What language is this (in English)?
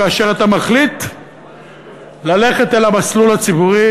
Hebrew